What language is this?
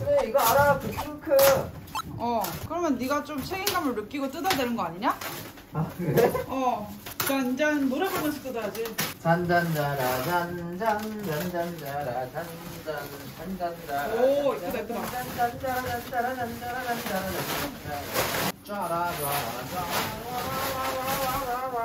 Korean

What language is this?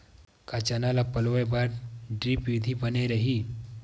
Chhattisgarhi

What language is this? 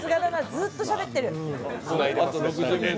Japanese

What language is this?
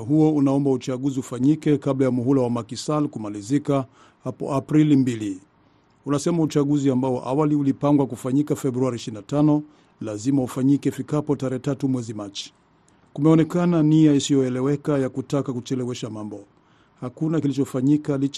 Swahili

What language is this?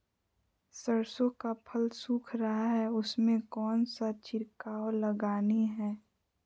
Magahi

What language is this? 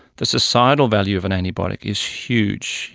English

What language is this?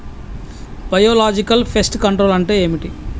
Telugu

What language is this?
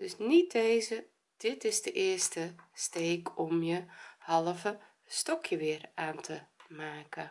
Dutch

